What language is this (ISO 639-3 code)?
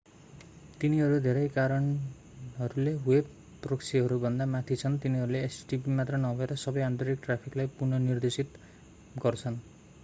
nep